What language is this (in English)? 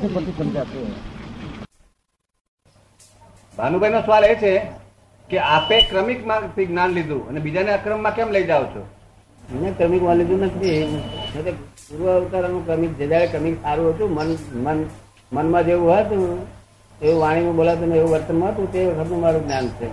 Gujarati